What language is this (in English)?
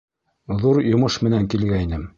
Bashkir